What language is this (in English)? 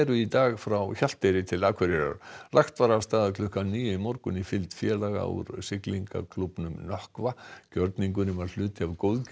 Icelandic